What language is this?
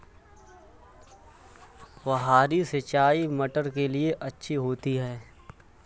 Hindi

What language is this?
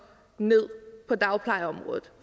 Danish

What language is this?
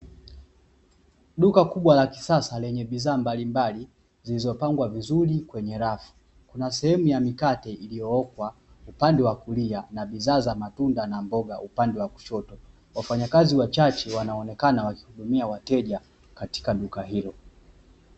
Swahili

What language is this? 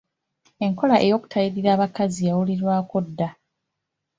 Ganda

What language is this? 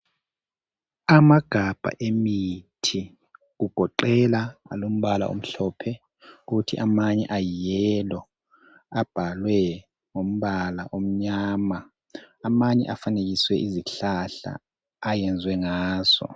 North Ndebele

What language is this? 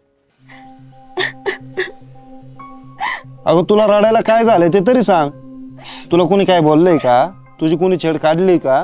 Marathi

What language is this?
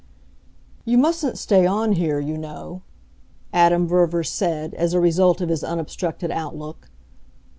English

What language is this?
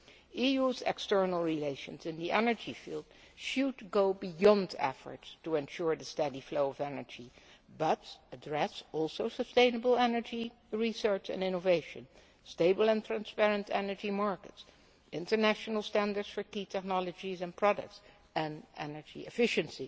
English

